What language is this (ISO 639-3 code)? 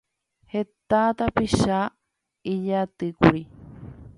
grn